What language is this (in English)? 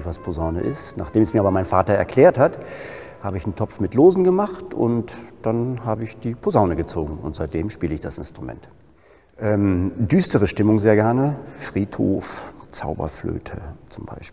German